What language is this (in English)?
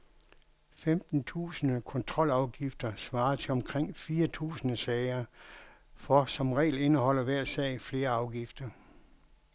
Danish